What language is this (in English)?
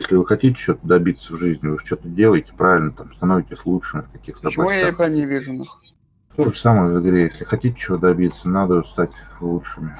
Russian